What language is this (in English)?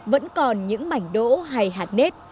Vietnamese